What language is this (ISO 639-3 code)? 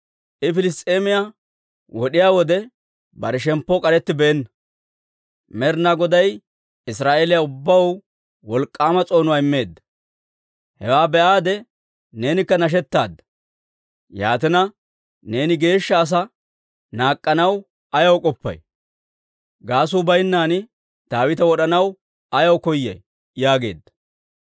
dwr